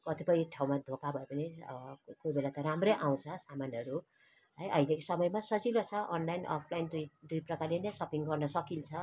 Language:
Nepali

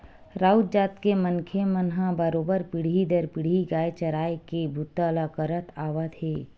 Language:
Chhattisgarhi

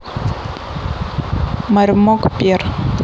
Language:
Russian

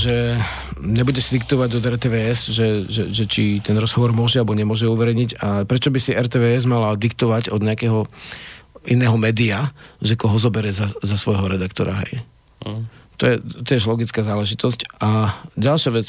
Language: Slovak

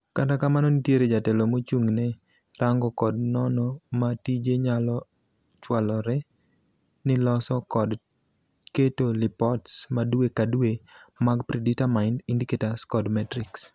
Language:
Luo (Kenya and Tanzania)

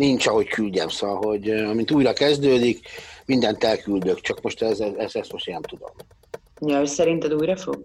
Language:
Hungarian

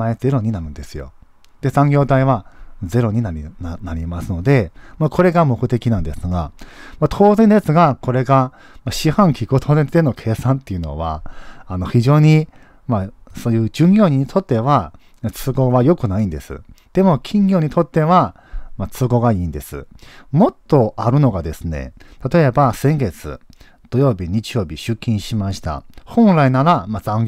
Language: Japanese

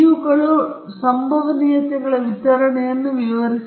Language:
Kannada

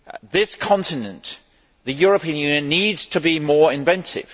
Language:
English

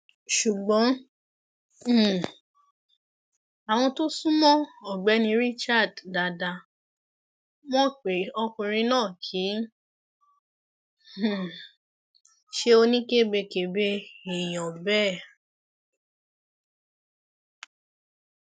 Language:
Yoruba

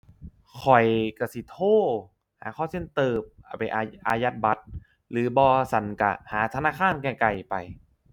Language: Thai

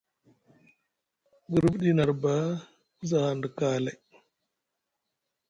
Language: Musgu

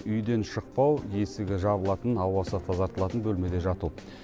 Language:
Kazakh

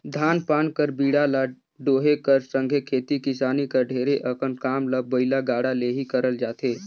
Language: Chhattisgarhi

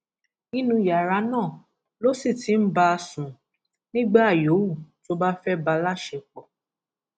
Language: Yoruba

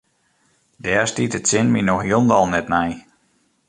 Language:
Western Frisian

